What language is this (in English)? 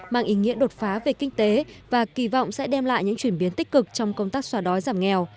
Vietnamese